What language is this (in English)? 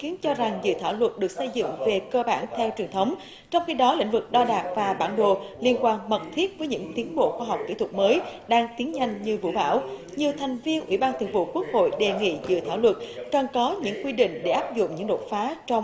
Vietnamese